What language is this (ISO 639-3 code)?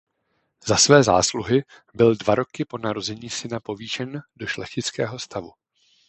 ces